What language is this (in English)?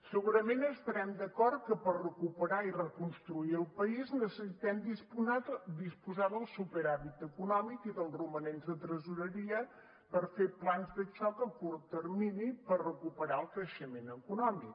Catalan